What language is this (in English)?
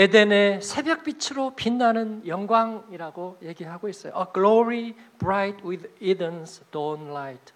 Korean